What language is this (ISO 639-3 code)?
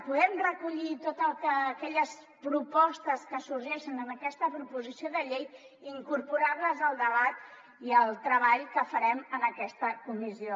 cat